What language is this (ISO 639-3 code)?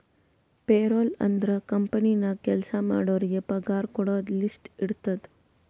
kan